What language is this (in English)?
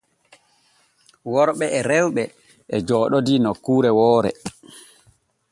Borgu Fulfulde